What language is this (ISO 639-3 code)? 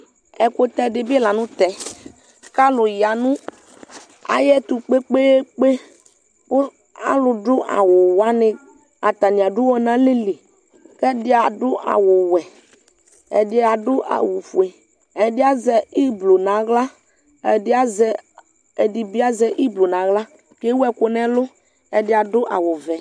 kpo